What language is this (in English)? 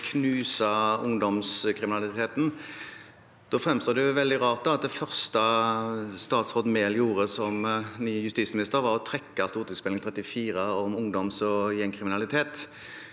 Norwegian